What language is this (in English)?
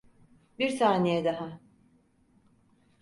Turkish